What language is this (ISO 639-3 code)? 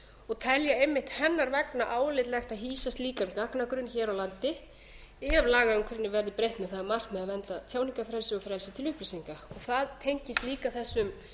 isl